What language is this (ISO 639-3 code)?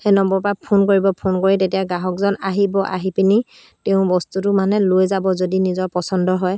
asm